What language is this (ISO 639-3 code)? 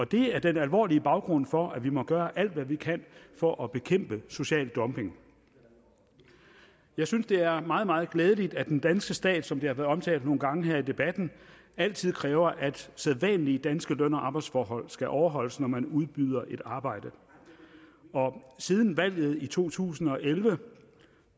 dan